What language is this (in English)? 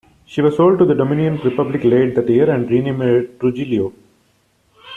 English